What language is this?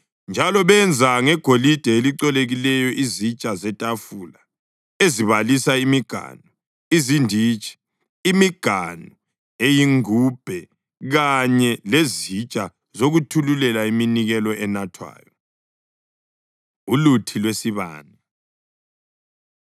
North Ndebele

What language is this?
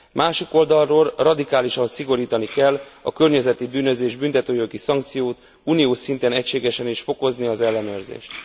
Hungarian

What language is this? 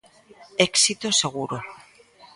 Galician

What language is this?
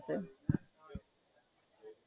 Gujarati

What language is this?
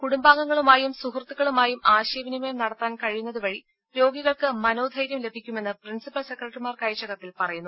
Malayalam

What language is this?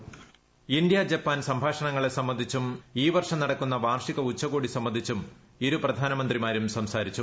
Malayalam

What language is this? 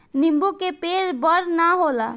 Bhojpuri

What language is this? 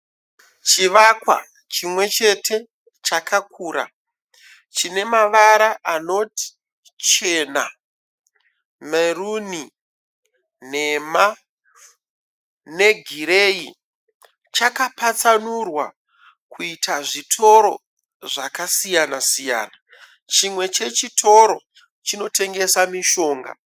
Shona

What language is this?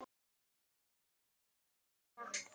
Icelandic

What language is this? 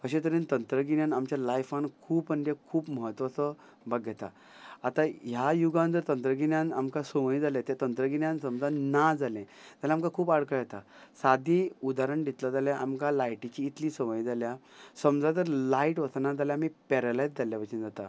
Konkani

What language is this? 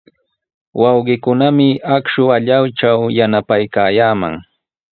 Sihuas Ancash Quechua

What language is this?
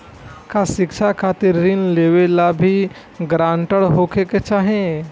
Bhojpuri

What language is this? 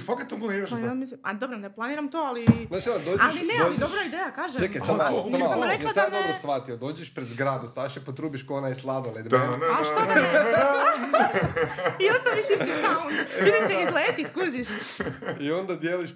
Croatian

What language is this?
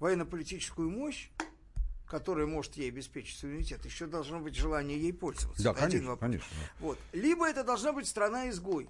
Russian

